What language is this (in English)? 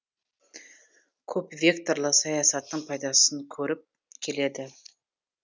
Kazakh